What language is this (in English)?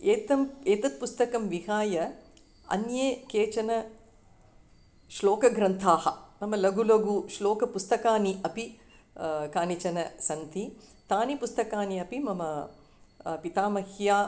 Sanskrit